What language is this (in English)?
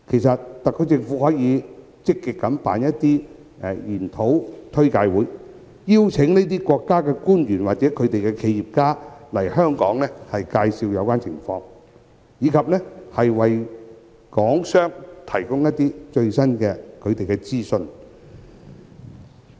Cantonese